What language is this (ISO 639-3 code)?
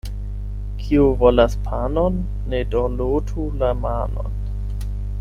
epo